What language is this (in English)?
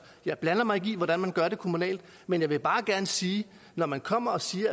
Danish